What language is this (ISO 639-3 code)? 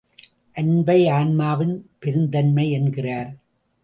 tam